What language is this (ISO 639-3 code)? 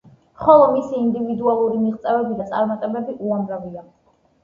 kat